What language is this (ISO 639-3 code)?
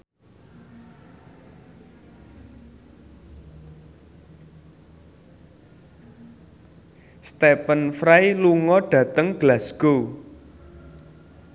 jav